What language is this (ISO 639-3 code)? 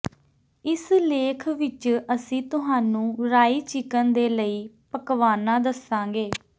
pan